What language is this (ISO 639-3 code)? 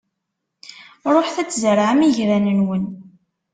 kab